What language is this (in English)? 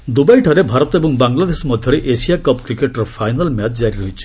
Odia